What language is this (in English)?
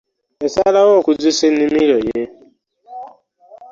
Ganda